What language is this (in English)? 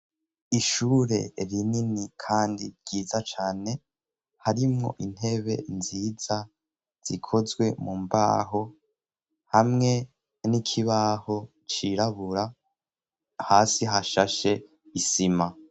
Rundi